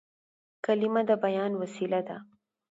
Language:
Pashto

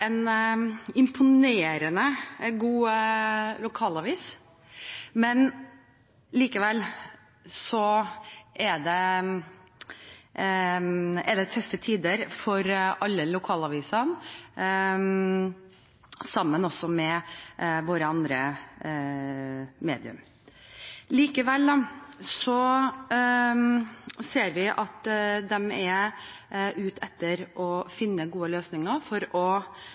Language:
Norwegian Bokmål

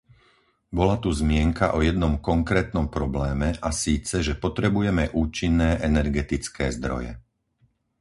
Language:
Slovak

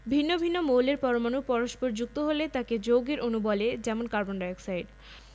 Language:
Bangla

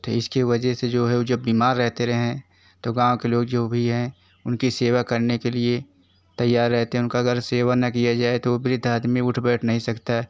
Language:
Hindi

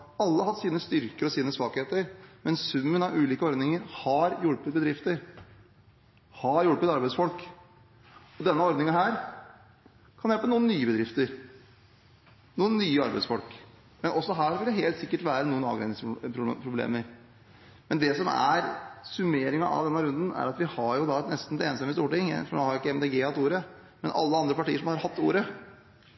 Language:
Norwegian Bokmål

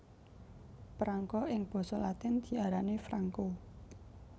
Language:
Javanese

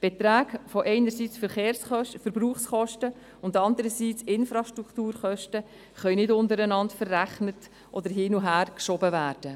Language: Swiss German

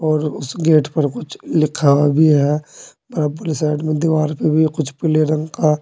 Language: Hindi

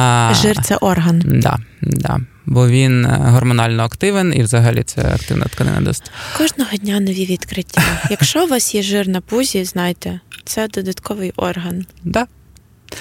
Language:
Ukrainian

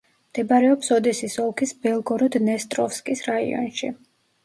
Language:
Georgian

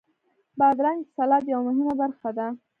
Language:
Pashto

